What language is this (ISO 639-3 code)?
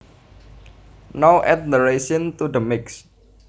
jav